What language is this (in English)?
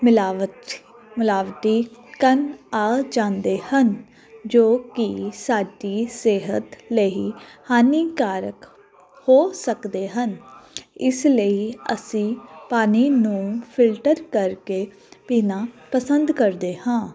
Punjabi